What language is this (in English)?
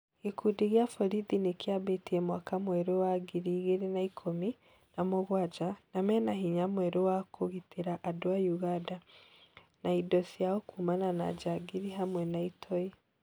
Kikuyu